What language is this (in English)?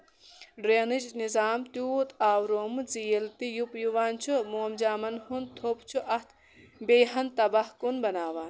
Kashmiri